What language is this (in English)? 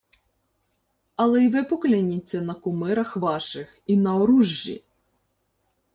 Ukrainian